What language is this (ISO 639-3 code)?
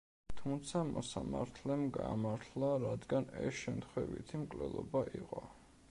kat